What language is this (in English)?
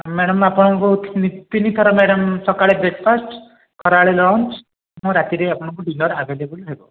Odia